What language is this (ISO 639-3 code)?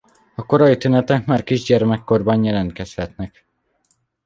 hun